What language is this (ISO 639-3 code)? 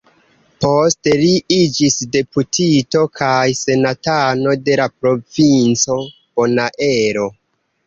epo